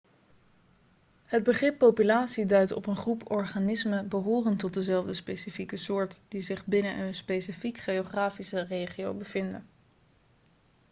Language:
Dutch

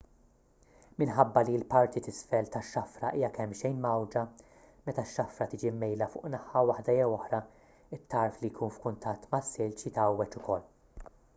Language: Maltese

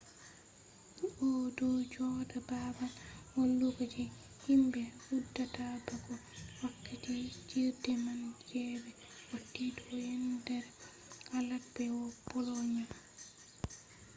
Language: Fula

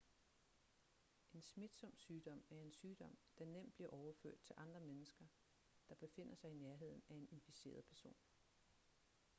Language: Danish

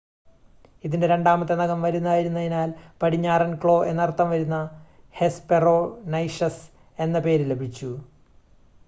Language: Malayalam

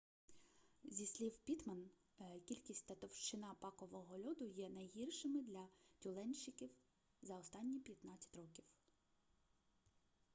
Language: Ukrainian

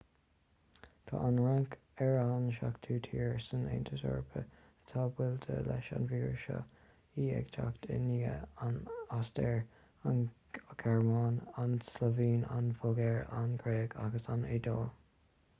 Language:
Irish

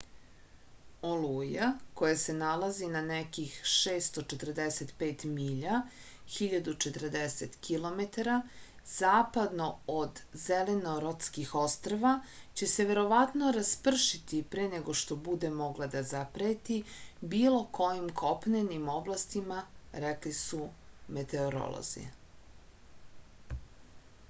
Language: Serbian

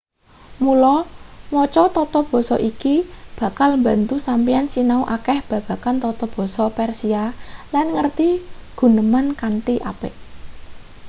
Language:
Javanese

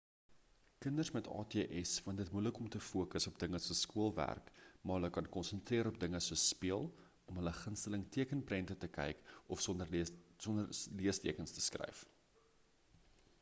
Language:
Afrikaans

